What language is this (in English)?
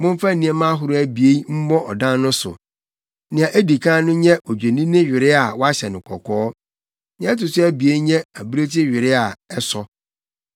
Akan